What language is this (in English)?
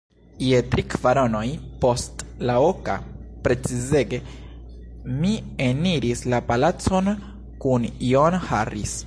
Esperanto